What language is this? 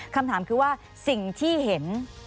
Thai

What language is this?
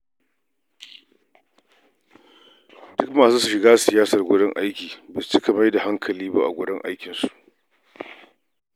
Hausa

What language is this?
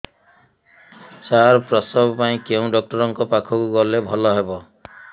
Odia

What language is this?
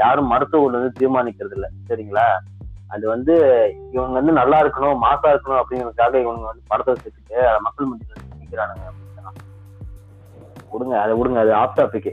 Tamil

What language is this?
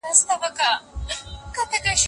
Pashto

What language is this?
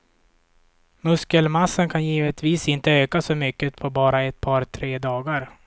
Swedish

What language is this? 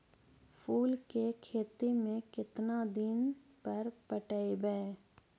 Magahi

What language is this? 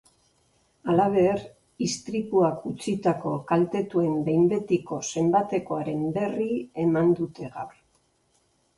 Basque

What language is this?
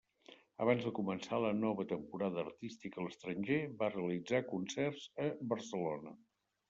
Catalan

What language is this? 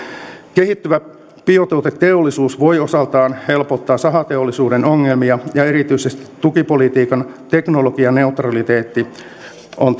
Finnish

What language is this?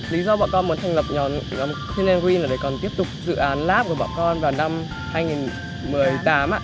Vietnamese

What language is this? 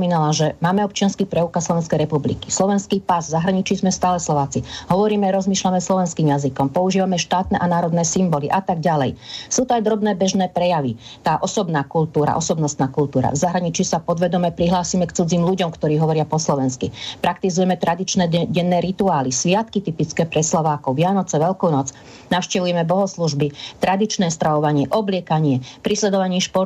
Slovak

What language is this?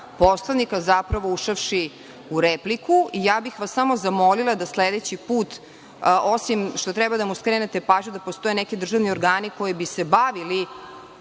Serbian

